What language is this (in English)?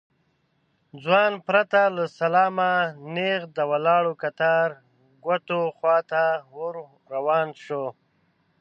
Pashto